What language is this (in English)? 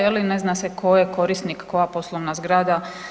Croatian